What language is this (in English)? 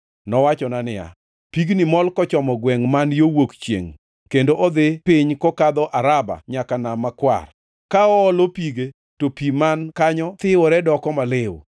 Luo (Kenya and Tanzania)